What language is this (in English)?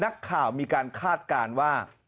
Thai